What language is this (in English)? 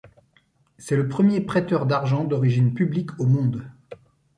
French